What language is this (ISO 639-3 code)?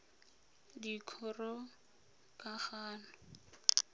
tsn